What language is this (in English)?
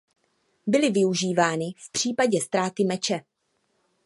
Czech